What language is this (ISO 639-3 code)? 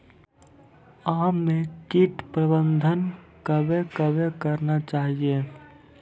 mai